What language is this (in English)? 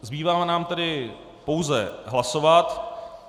Czech